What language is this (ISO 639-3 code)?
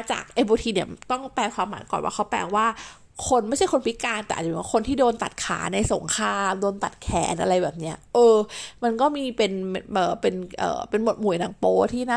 tha